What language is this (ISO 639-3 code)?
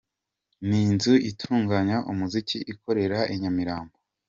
kin